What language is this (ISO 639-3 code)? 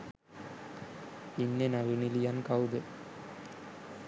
sin